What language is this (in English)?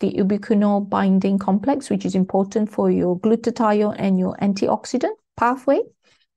English